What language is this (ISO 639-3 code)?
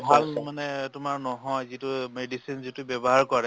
asm